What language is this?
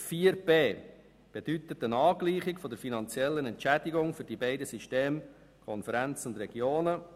Swiss German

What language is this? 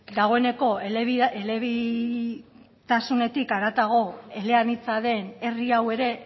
Basque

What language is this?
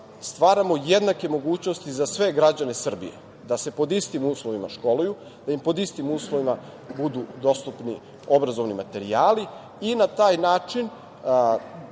Serbian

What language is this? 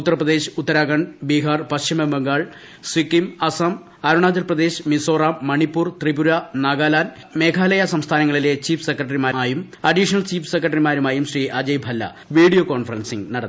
Malayalam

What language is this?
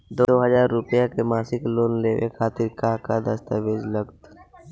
Bhojpuri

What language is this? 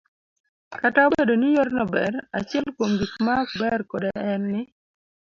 Luo (Kenya and Tanzania)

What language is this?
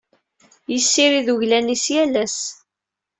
Kabyle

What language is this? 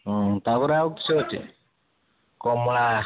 Odia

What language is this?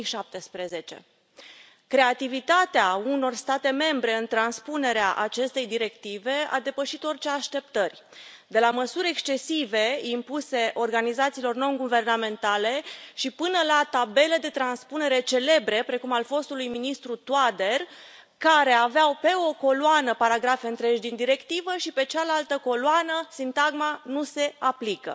Romanian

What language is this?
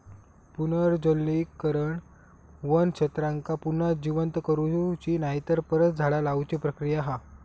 Marathi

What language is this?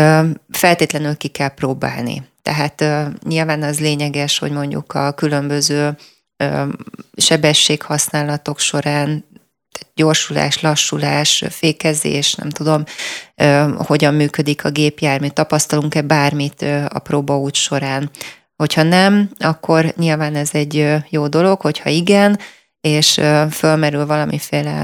Hungarian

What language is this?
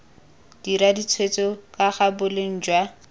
Tswana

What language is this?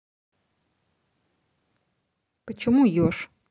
Russian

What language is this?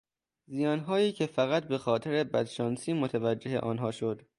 Persian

